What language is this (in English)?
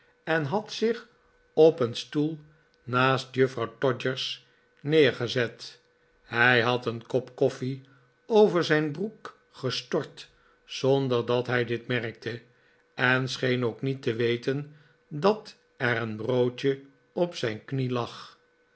Dutch